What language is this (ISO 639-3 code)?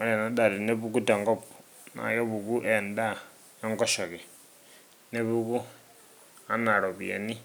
mas